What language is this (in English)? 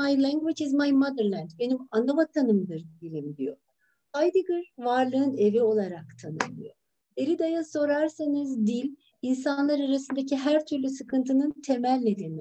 Turkish